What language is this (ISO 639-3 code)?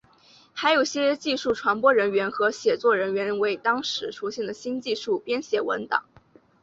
zho